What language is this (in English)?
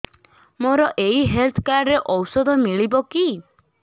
Odia